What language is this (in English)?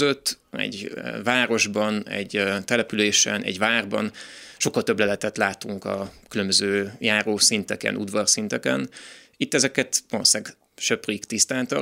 Hungarian